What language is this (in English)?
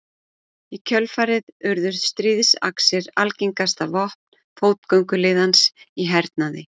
Icelandic